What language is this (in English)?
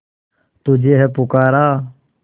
Hindi